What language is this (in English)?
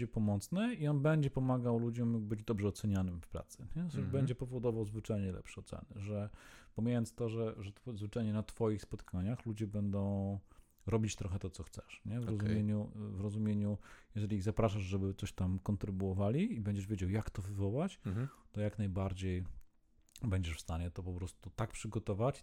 Polish